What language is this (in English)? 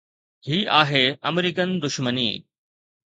Sindhi